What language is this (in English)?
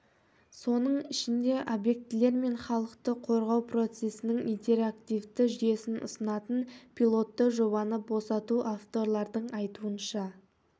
Kazakh